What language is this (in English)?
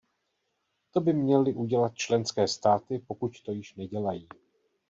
Czech